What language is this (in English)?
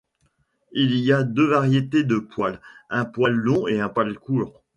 French